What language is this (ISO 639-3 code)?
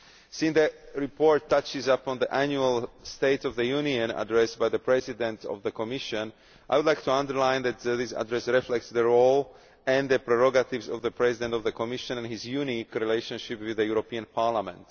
eng